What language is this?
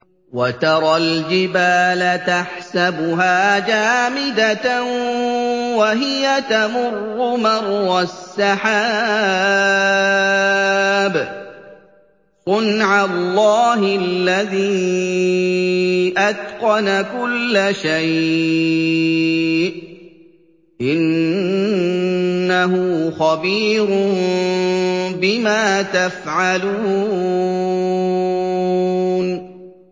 Arabic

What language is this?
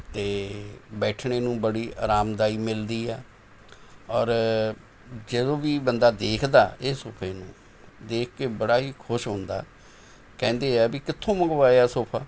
Punjabi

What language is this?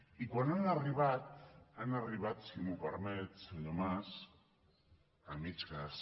Catalan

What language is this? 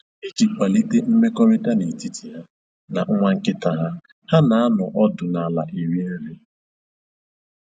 Igbo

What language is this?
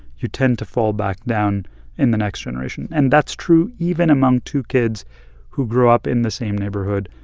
English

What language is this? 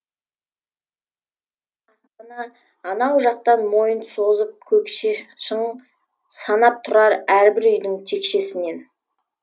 Kazakh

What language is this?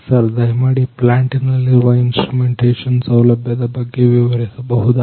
Kannada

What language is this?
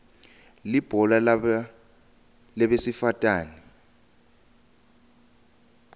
Swati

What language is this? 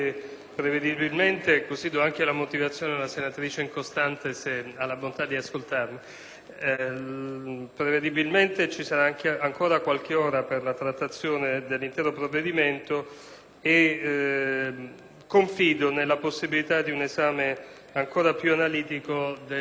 Italian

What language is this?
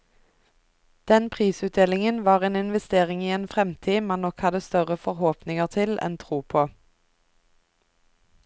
Norwegian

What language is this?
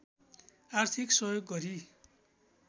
Nepali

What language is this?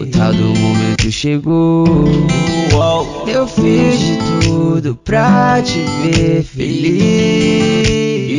Portuguese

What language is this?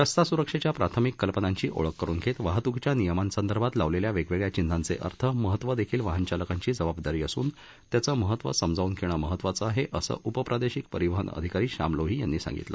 Marathi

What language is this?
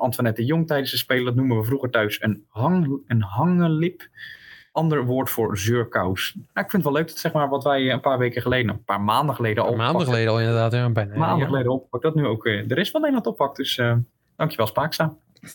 Dutch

